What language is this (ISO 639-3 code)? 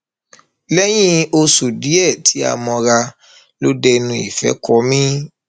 yor